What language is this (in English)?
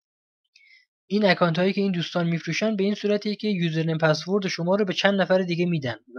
Persian